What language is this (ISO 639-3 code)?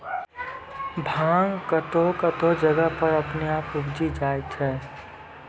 mai